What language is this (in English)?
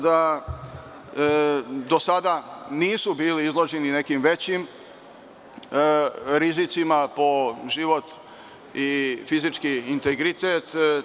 Serbian